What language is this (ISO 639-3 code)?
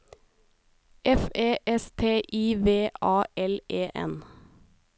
nor